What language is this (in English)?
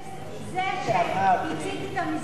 Hebrew